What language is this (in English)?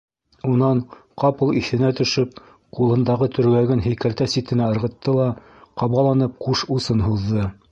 Bashkir